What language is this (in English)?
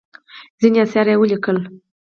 Pashto